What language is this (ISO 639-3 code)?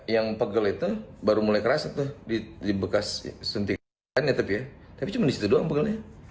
ind